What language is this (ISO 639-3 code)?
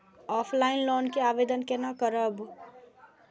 mai